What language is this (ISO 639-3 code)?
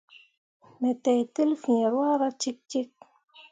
mua